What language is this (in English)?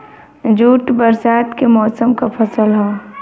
Bhojpuri